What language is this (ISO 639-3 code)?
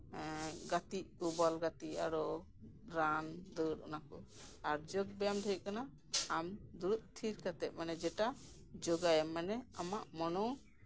sat